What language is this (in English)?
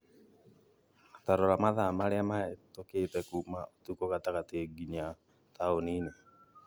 Kikuyu